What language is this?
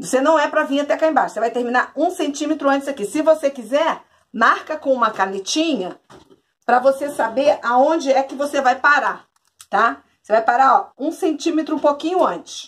Portuguese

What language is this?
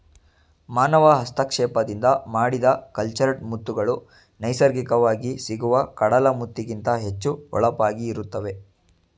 Kannada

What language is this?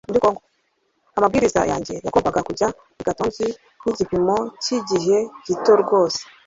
Kinyarwanda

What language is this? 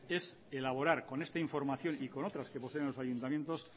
Spanish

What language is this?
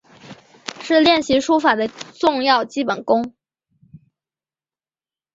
Chinese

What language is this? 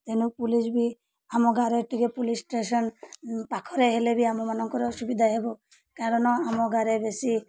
Odia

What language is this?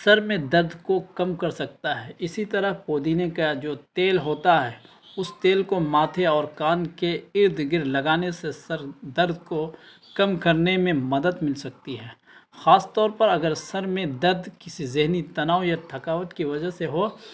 Urdu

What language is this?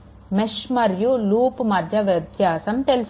Telugu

